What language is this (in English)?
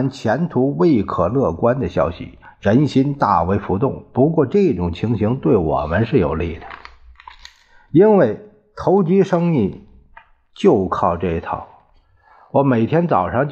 Chinese